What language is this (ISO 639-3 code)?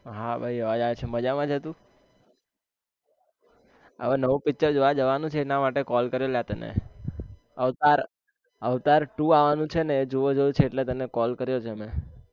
guj